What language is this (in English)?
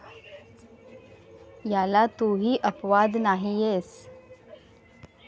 Marathi